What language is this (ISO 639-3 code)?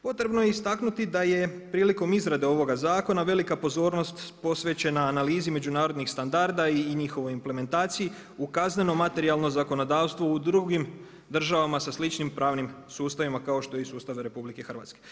hrv